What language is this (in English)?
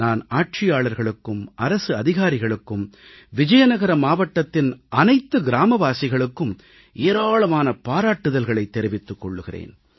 Tamil